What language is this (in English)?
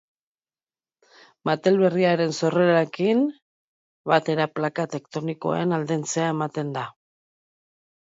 Basque